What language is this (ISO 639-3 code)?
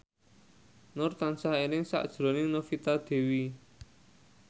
jav